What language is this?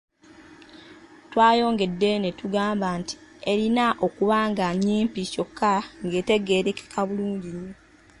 Ganda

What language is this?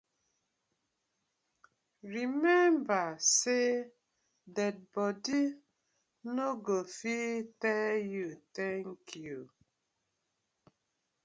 Nigerian Pidgin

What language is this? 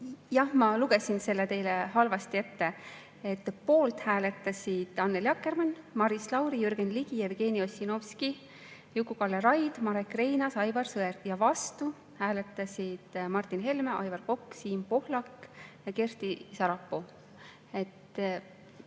Estonian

